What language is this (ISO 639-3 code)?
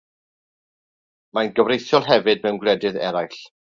cym